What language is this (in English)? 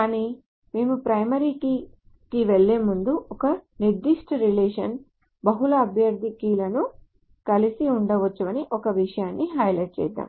Telugu